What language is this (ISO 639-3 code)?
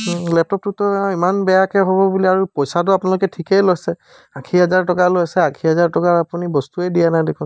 asm